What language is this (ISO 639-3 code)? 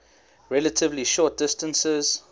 eng